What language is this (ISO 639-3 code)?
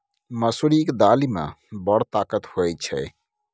mai